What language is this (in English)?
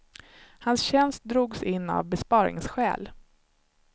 Swedish